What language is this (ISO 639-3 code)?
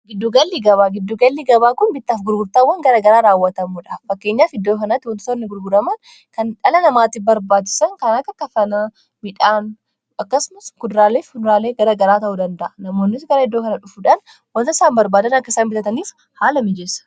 orm